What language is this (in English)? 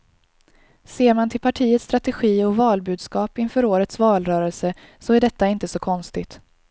Swedish